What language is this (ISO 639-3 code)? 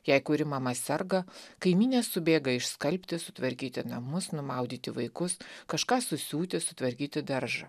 lit